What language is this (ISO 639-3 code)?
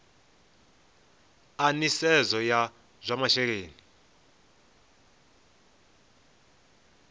ven